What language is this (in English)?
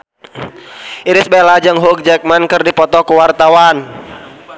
Sundanese